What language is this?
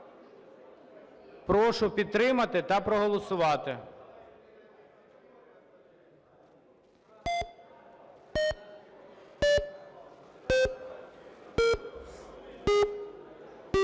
Ukrainian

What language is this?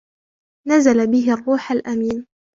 Arabic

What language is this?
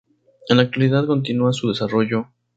Spanish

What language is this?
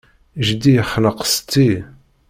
Kabyle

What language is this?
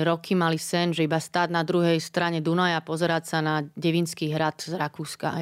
Slovak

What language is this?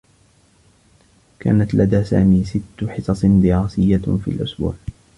Arabic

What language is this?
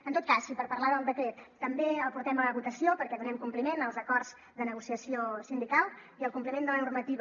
Catalan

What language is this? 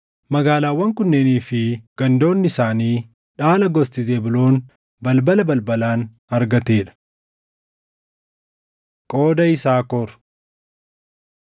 Oromo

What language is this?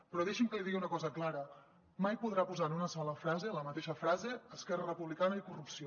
Catalan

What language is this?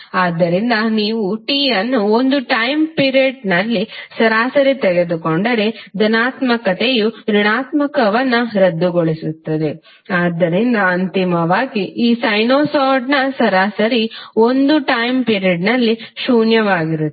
Kannada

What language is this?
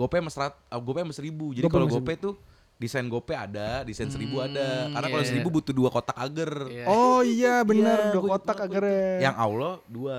Indonesian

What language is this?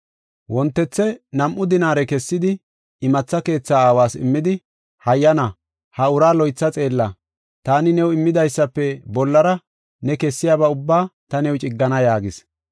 Gofa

